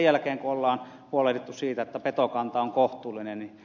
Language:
Finnish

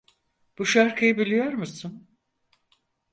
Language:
Turkish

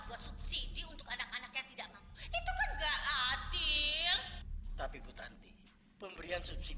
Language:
Indonesian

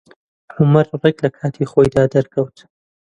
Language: Central Kurdish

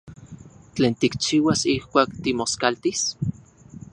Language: Central Puebla Nahuatl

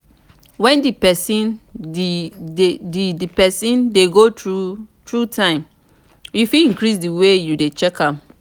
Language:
Nigerian Pidgin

